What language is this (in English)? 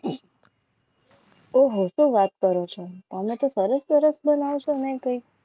Gujarati